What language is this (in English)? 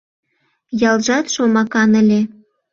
Mari